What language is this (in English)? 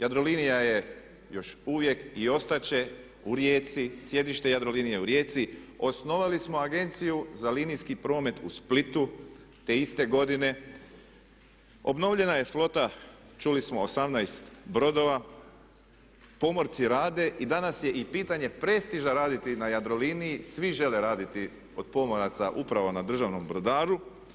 Croatian